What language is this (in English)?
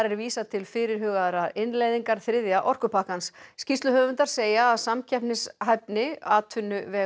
Icelandic